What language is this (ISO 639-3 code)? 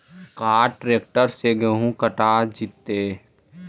mag